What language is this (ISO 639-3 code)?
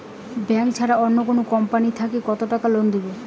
ben